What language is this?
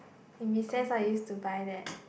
English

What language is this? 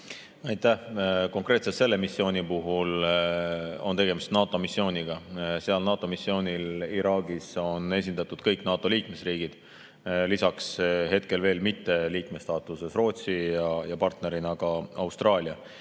Estonian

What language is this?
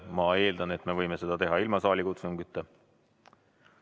Estonian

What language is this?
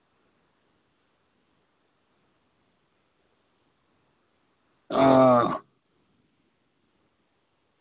Dogri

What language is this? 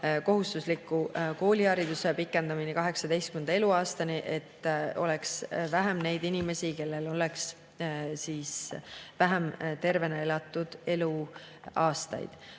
Estonian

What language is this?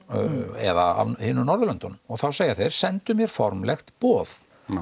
Icelandic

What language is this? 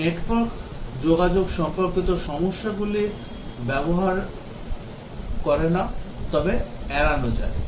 Bangla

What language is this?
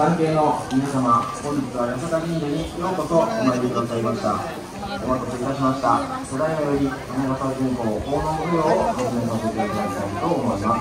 Japanese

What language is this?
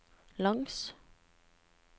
Norwegian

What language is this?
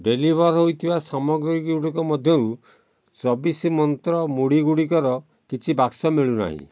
Odia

